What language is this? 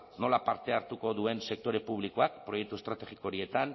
Basque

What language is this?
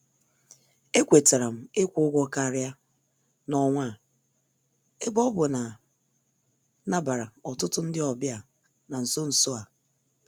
Igbo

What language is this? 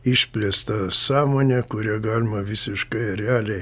Lithuanian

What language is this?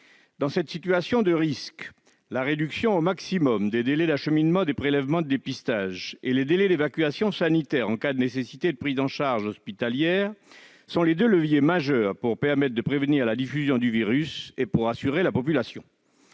French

